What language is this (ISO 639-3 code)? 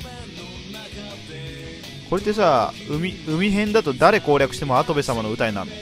jpn